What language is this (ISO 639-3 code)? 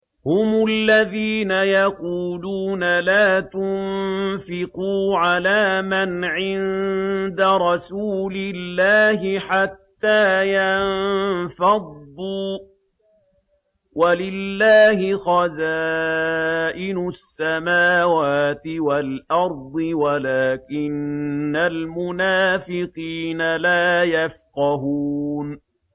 ara